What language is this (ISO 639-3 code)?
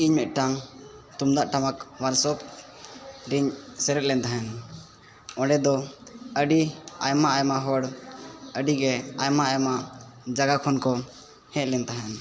sat